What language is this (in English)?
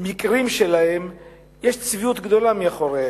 Hebrew